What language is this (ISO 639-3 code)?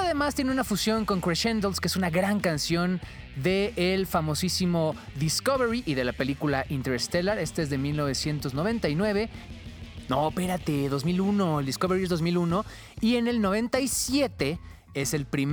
spa